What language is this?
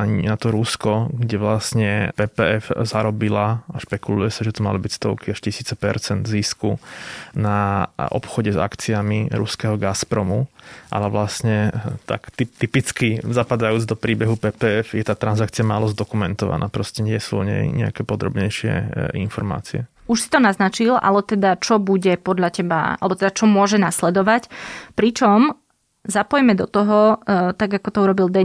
Slovak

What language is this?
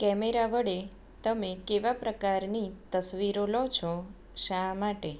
Gujarati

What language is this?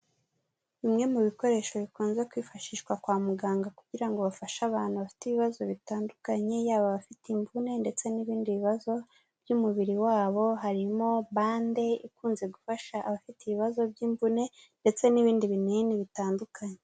Kinyarwanda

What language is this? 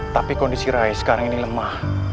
Indonesian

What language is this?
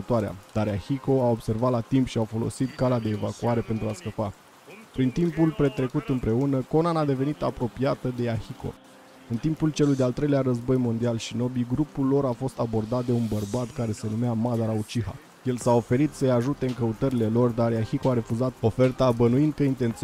Romanian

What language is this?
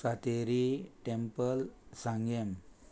Konkani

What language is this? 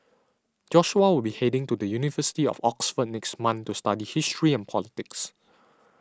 English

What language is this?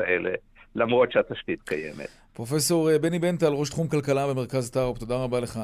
Hebrew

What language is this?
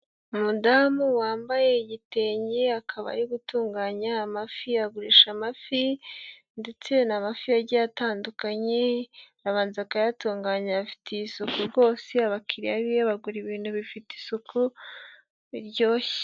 Kinyarwanda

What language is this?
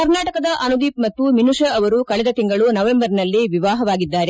Kannada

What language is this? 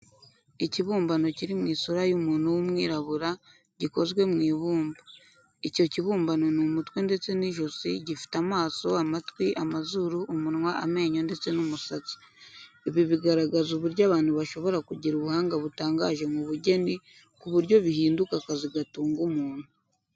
Kinyarwanda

